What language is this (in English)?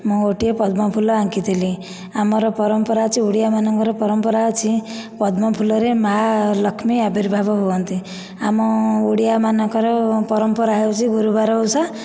Odia